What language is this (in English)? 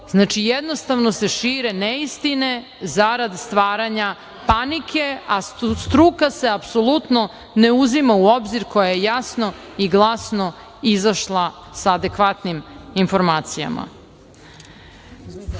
Serbian